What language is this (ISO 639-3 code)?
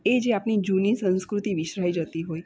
guj